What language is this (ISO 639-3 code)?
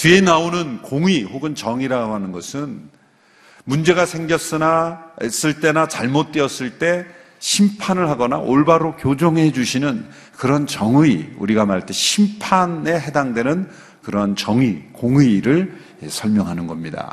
kor